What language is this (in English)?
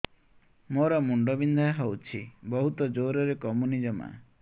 Odia